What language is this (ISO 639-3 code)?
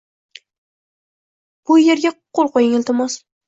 uzb